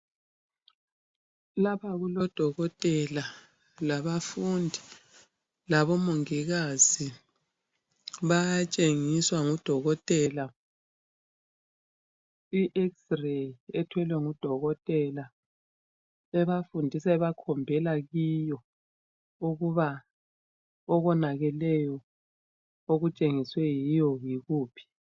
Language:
North Ndebele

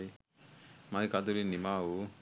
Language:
Sinhala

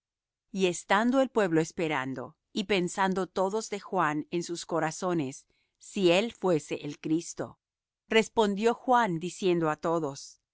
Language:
Spanish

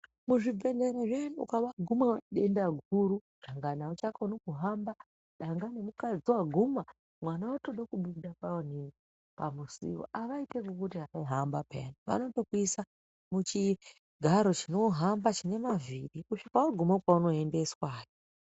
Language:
Ndau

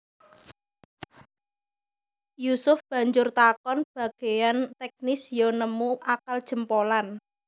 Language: Javanese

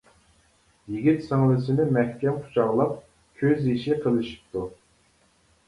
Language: Uyghur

